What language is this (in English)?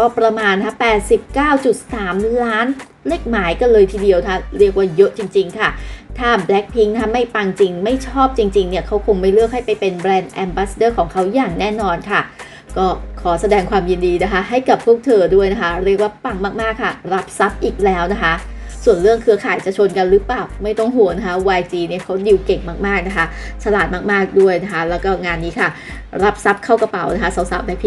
Thai